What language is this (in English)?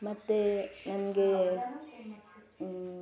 Kannada